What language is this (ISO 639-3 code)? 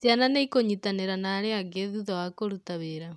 kik